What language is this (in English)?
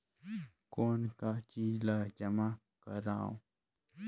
Chhattisgarhi